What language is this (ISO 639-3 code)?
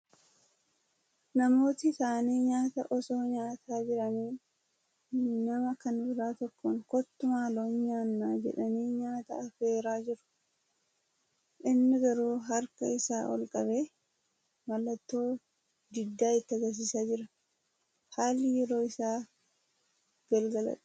orm